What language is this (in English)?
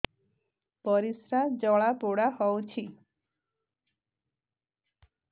Odia